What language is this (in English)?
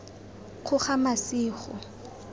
Tswana